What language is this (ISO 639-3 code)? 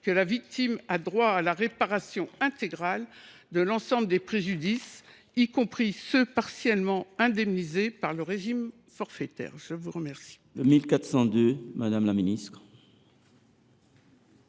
fra